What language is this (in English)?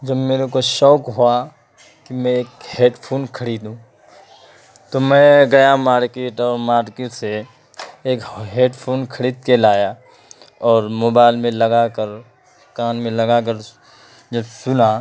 Urdu